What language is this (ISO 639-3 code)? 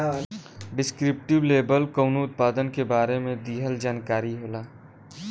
bho